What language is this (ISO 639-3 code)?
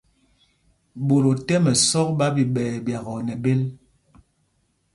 mgg